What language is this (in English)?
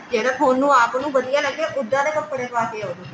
Punjabi